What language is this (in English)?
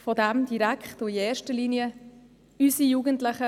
Swiss German